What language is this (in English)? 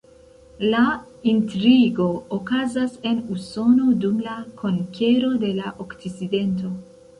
Esperanto